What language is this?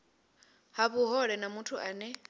Venda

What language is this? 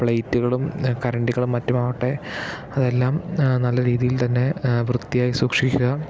Malayalam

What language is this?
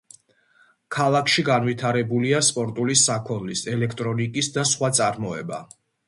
Georgian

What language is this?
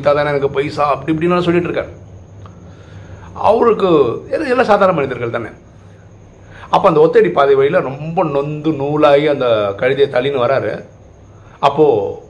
Tamil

